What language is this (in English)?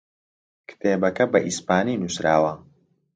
Central Kurdish